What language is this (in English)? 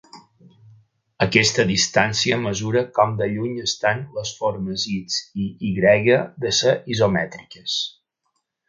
Catalan